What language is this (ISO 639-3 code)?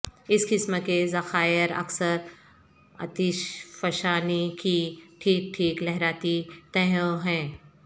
urd